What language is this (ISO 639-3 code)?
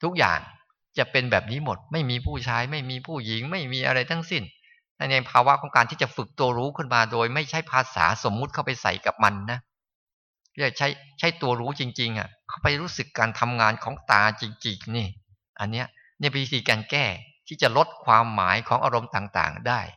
tha